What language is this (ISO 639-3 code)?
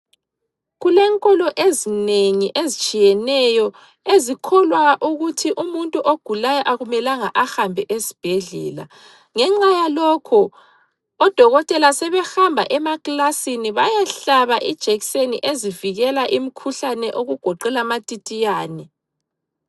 nde